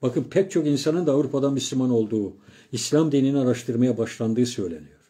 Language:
Turkish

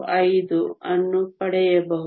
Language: Kannada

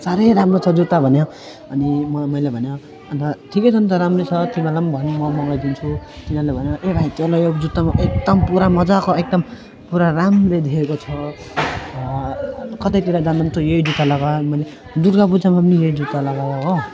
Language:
Nepali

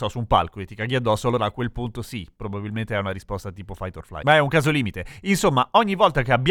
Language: Italian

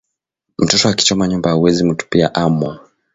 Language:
Swahili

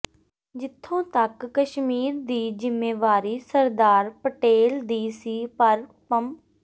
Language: Punjabi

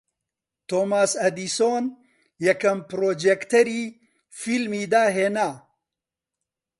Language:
Central Kurdish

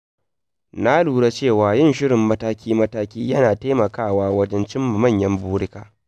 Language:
Hausa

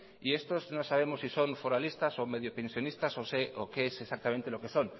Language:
Spanish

